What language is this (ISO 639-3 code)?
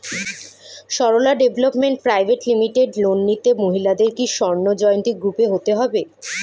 ben